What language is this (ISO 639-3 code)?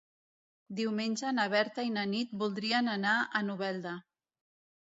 cat